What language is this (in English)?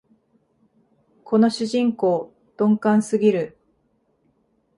Japanese